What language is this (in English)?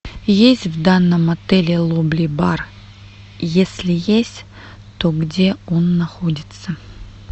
Russian